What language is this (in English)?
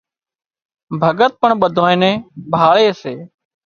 Wadiyara Koli